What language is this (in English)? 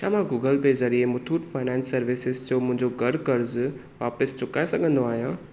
Sindhi